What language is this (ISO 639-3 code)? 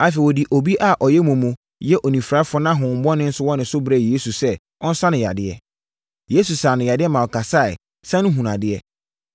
aka